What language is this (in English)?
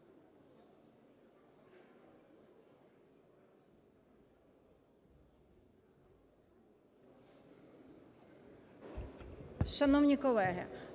Ukrainian